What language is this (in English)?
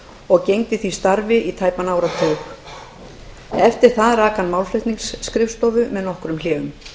Icelandic